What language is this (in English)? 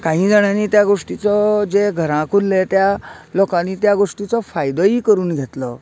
Konkani